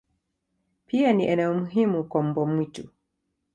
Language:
Swahili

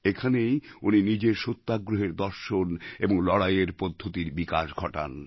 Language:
Bangla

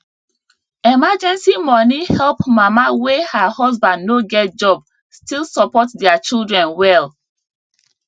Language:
Nigerian Pidgin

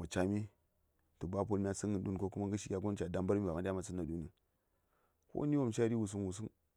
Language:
Saya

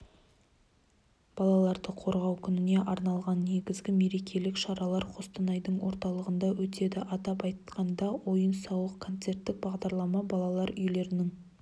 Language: Kazakh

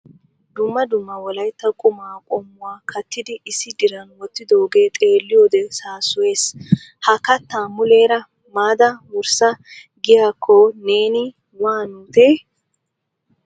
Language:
Wolaytta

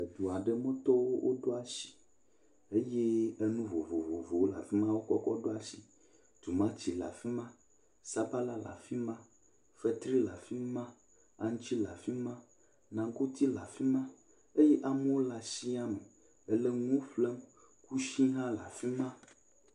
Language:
Ewe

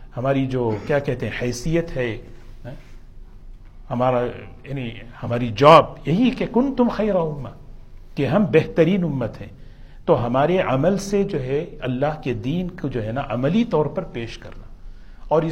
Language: Urdu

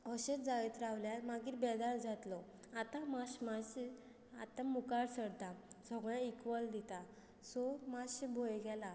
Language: Konkani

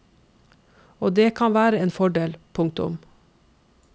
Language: Norwegian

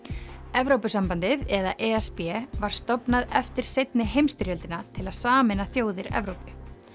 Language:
Icelandic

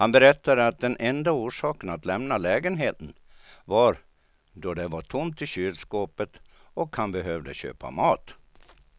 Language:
Swedish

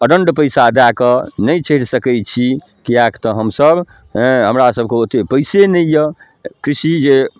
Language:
Maithili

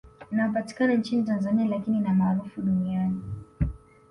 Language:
Swahili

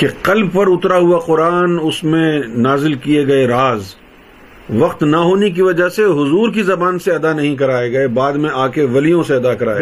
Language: Urdu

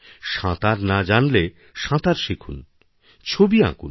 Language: Bangla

